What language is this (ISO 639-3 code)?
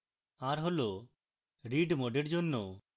ben